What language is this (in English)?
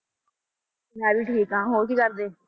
Punjabi